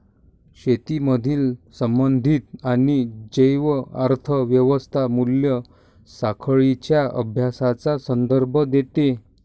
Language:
Marathi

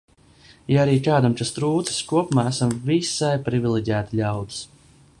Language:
Latvian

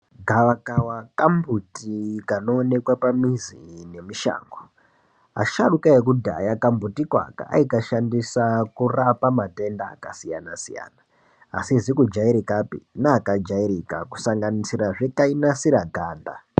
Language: Ndau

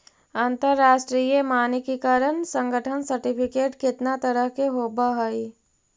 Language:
Magahi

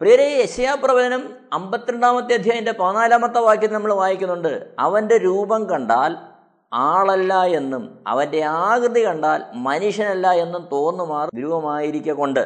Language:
Malayalam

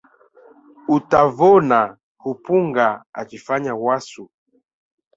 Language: Swahili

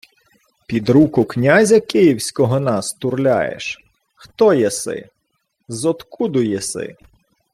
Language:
Ukrainian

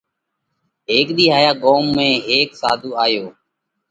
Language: Parkari Koli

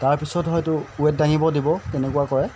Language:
Assamese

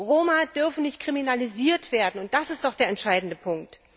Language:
German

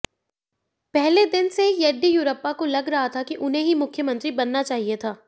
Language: Hindi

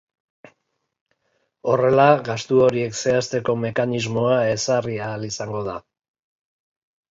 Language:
Basque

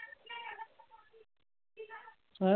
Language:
Punjabi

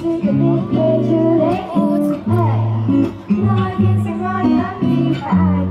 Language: Latvian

